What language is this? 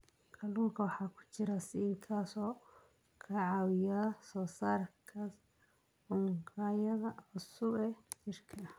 Somali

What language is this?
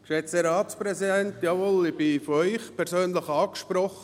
Swiss German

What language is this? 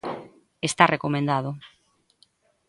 Galician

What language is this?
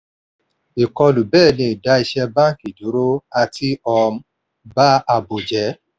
Yoruba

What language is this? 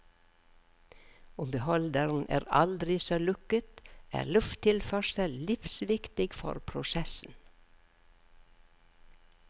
Norwegian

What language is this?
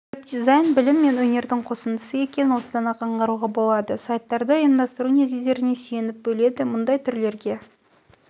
Kazakh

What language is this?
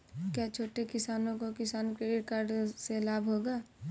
Hindi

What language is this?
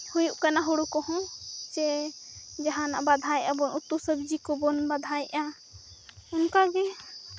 Santali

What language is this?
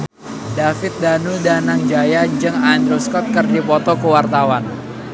Sundanese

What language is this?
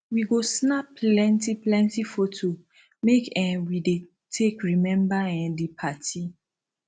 Nigerian Pidgin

